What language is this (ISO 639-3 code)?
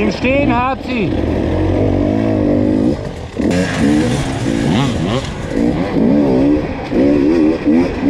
deu